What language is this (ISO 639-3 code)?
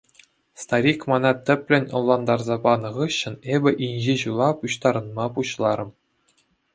chv